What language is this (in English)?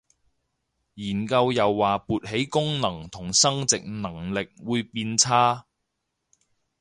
Cantonese